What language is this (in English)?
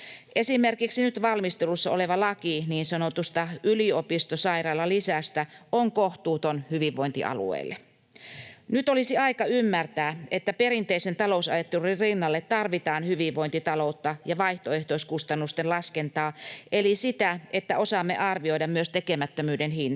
Finnish